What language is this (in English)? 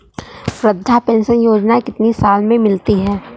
Hindi